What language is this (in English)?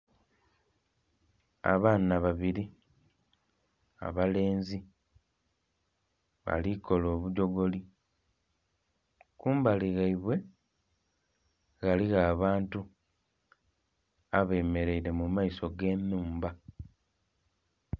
Soga